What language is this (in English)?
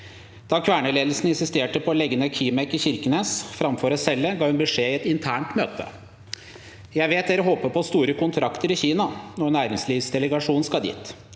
Norwegian